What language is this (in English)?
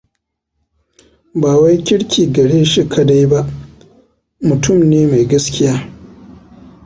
Hausa